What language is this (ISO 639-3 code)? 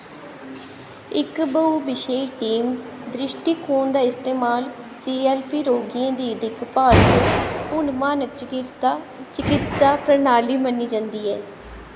doi